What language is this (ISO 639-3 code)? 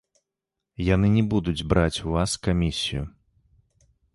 bel